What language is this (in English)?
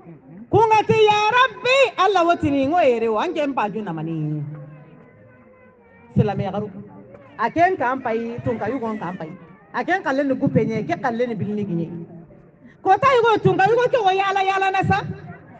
Portuguese